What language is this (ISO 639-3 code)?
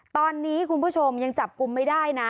tha